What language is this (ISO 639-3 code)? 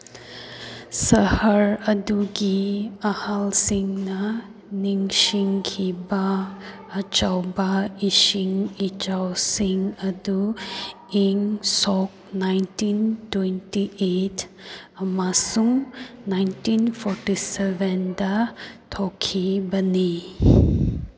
mni